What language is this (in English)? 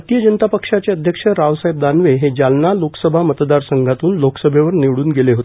Marathi